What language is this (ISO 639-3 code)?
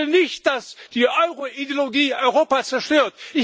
deu